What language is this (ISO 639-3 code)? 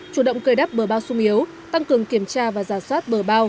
vie